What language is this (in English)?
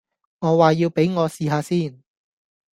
Cantonese